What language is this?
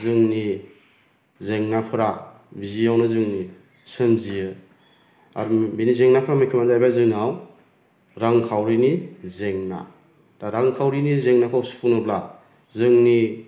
Bodo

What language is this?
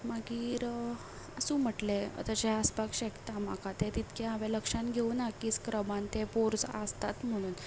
Konkani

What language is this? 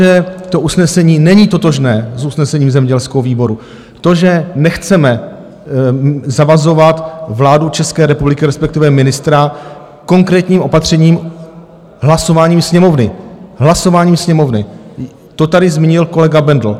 Czech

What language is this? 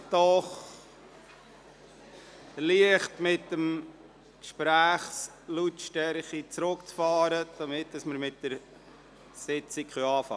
Swiss German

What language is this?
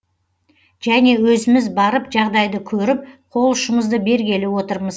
Kazakh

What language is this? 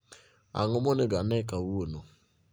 Luo (Kenya and Tanzania)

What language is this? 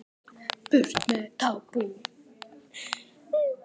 Icelandic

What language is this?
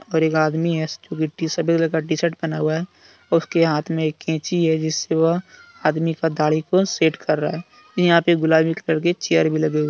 Hindi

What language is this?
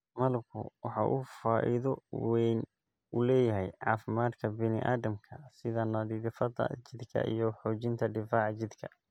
Somali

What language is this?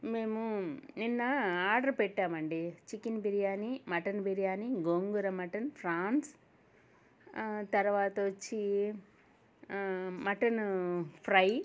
Telugu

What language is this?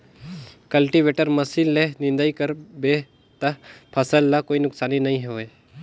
Chhattisgarhi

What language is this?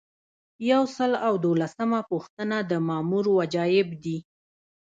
Pashto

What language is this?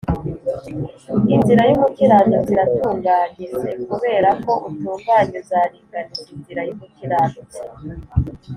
Kinyarwanda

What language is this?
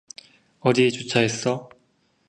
Korean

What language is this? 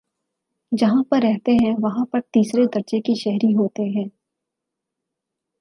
Urdu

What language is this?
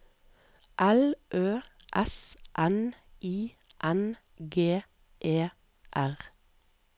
Norwegian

